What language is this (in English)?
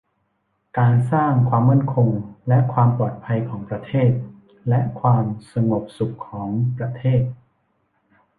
Thai